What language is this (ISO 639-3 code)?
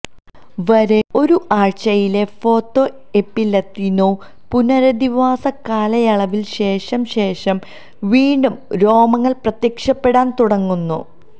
mal